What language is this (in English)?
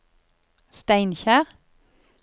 Norwegian